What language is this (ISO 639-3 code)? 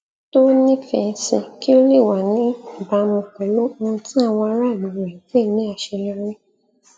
yor